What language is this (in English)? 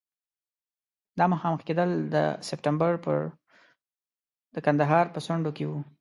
Pashto